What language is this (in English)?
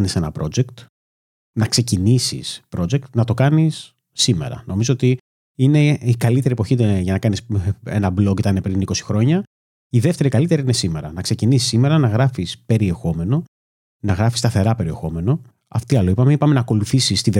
Greek